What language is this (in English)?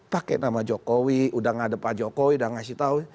Indonesian